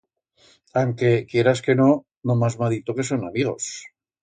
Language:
Aragonese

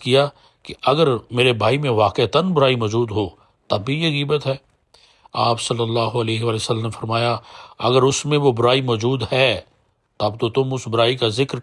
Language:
Urdu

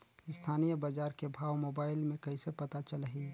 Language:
Chhattisgarhi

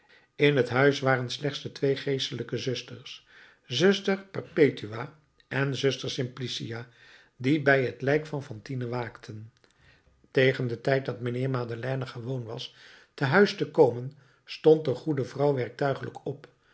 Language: Dutch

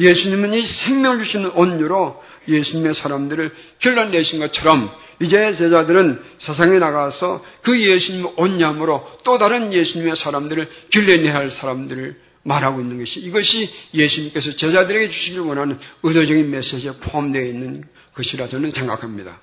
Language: Korean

